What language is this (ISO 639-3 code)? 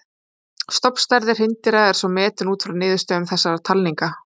isl